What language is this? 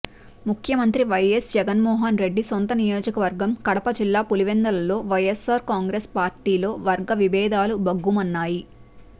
Telugu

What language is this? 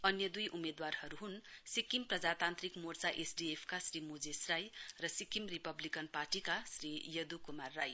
Nepali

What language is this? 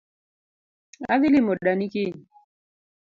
Luo (Kenya and Tanzania)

